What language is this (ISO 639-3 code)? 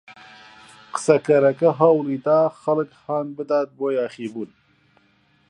ckb